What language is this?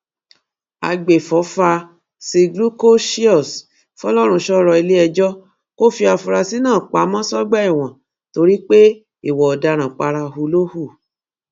Yoruba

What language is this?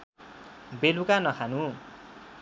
Nepali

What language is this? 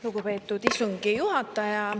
Estonian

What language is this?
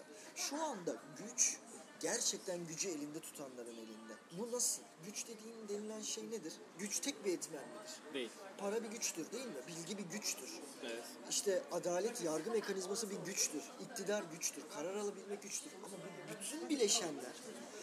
Turkish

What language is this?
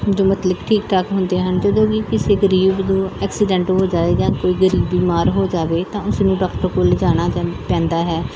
Punjabi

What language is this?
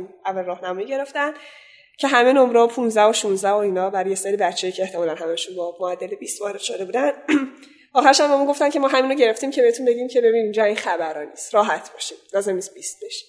Persian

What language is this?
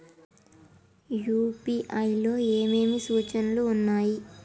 Telugu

